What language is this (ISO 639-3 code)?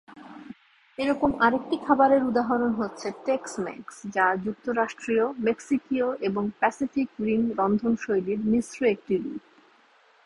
ben